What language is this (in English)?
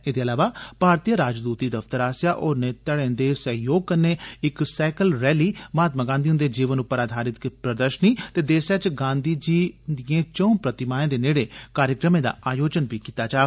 Dogri